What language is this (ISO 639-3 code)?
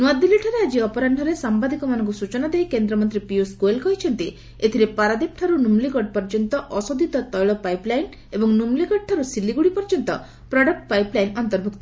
ori